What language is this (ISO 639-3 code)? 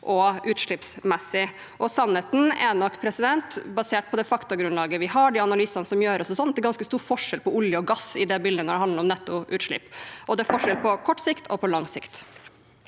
nor